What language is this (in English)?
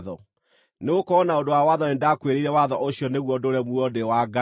Kikuyu